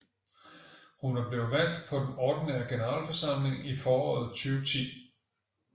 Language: Danish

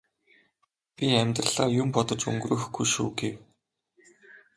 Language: Mongolian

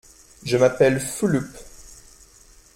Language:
French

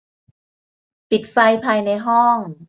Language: Thai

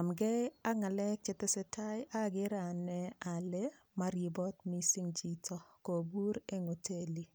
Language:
Kalenjin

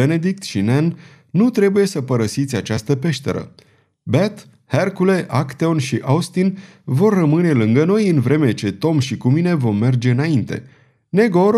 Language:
Romanian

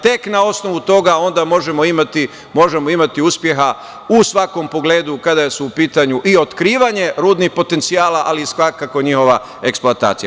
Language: Serbian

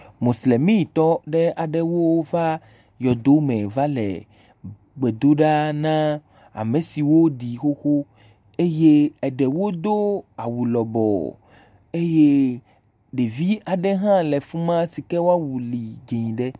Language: Ewe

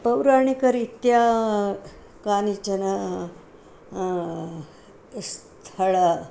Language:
Sanskrit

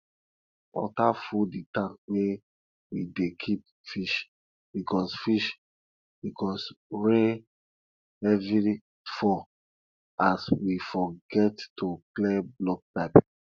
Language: Nigerian Pidgin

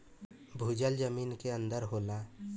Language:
Bhojpuri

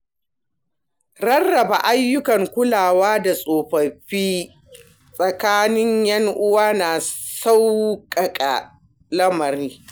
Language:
Hausa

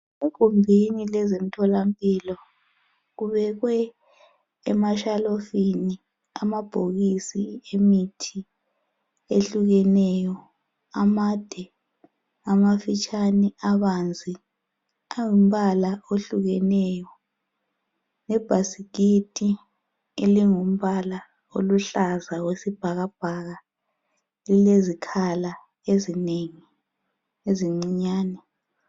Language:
North Ndebele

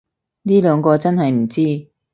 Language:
Cantonese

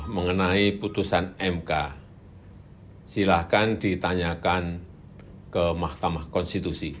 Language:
Indonesian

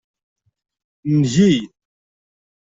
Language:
Kabyle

